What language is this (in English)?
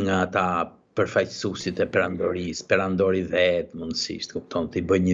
Romanian